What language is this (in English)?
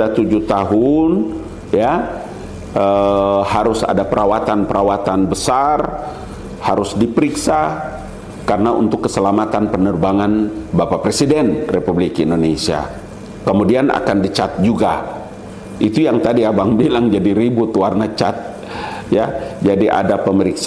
Indonesian